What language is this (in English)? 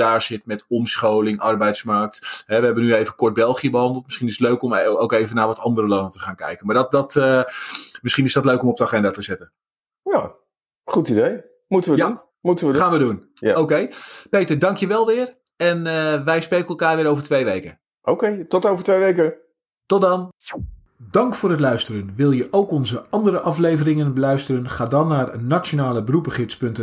Dutch